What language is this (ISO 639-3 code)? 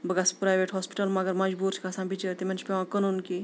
kas